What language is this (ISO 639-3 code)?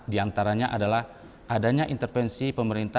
ind